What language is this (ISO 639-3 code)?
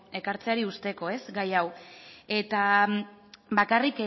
eus